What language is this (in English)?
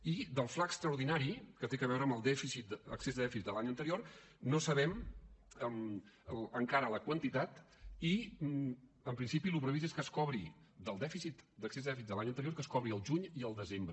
Catalan